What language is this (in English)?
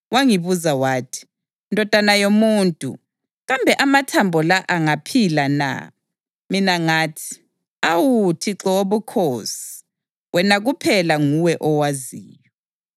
North Ndebele